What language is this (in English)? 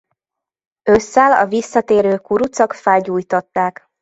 Hungarian